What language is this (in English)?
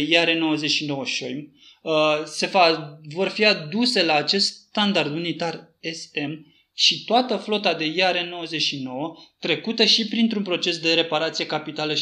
Romanian